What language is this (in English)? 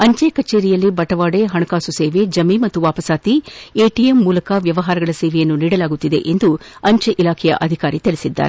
Kannada